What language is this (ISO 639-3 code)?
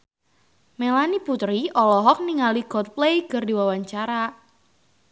sun